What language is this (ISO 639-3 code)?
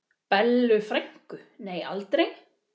isl